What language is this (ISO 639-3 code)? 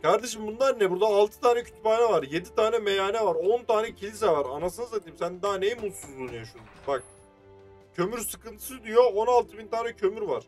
tur